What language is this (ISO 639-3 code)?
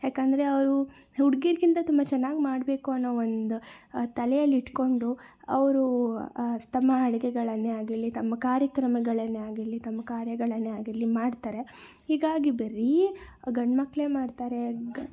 kan